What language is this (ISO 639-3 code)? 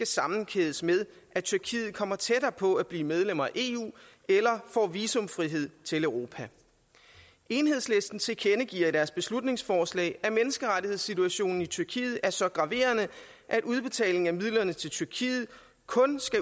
dan